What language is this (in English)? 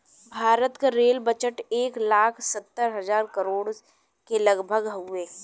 Bhojpuri